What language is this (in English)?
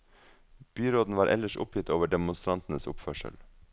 Norwegian